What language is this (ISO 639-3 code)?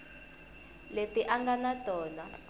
tso